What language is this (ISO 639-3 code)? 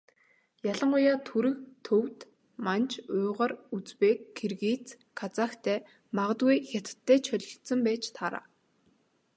mon